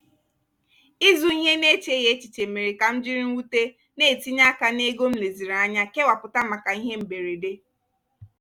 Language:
Igbo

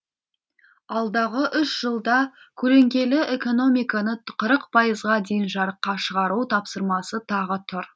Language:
Kazakh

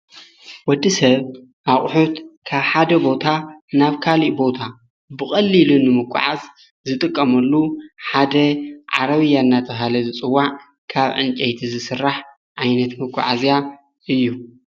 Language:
Tigrinya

